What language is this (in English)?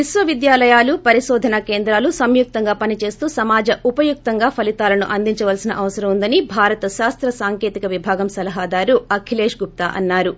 Telugu